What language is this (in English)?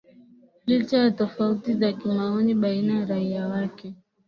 Swahili